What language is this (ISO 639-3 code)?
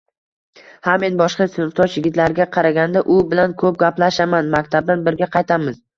uzb